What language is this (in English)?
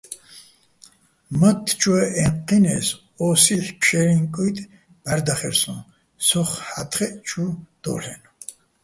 Bats